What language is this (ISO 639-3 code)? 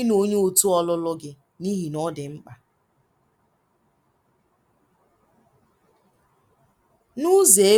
ibo